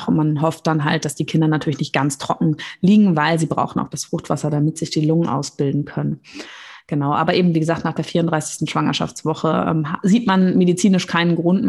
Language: German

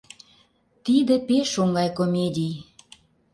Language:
Mari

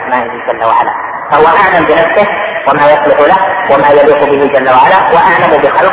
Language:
Arabic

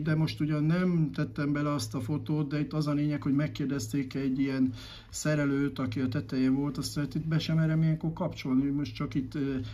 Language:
Hungarian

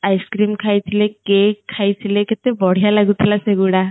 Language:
Odia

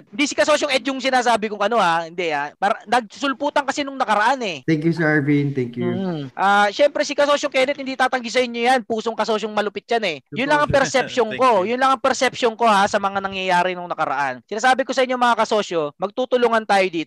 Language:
Filipino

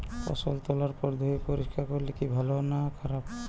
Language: Bangla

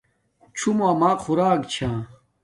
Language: Domaaki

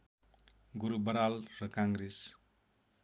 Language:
Nepali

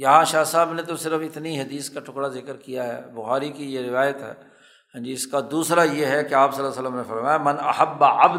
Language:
Urdu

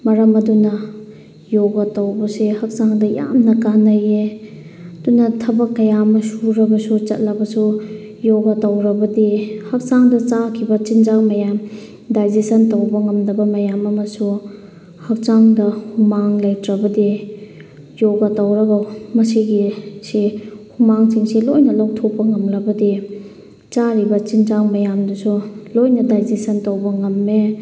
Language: Manipuri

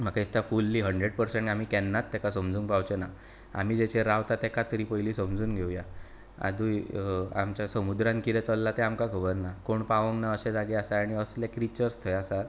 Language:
Konkani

